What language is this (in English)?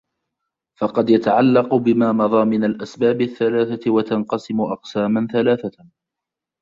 Arabic